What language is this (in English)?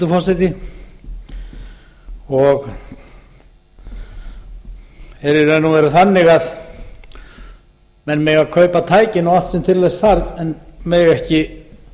Icelandic